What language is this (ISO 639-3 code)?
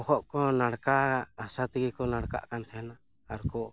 sat